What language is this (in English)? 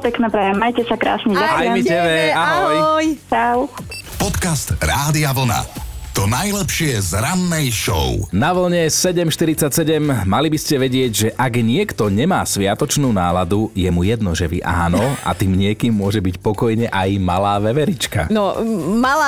Slovak